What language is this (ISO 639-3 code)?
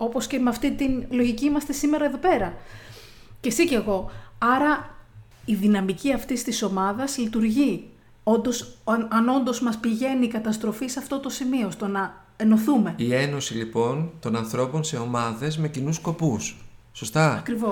ell